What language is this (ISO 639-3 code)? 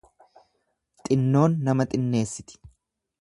orm